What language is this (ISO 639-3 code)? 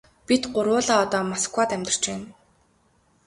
mon